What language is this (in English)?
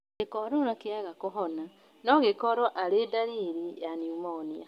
Kikuyu